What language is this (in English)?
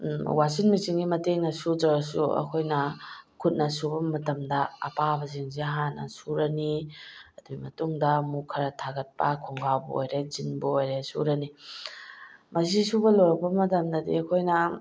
Manipuri